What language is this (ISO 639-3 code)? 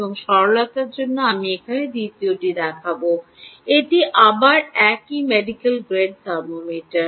ben